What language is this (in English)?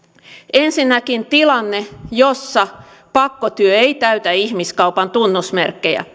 Finnish